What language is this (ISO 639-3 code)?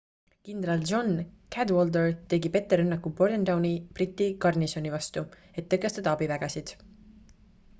est